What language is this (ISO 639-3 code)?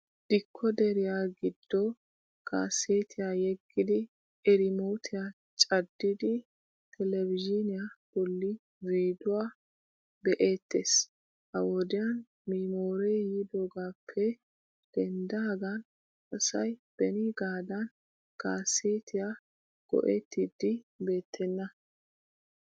wal